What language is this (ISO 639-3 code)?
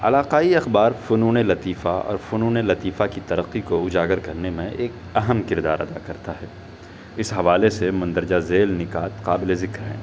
urd